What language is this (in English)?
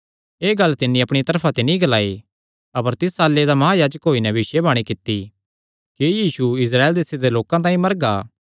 Kangri